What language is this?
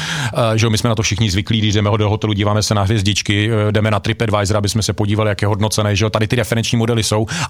Czech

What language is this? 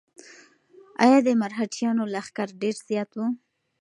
Pashto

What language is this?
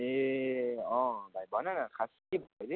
Nepali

